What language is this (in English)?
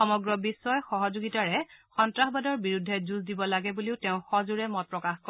Assamese